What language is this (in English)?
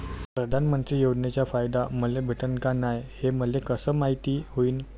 Marathi